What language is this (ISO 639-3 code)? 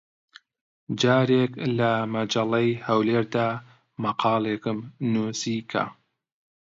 ckb